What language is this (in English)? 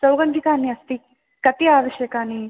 Sanskrit